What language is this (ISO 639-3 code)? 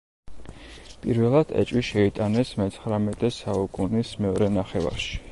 kat